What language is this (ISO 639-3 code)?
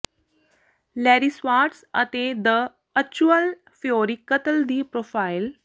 pan